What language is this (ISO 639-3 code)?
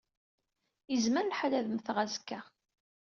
kab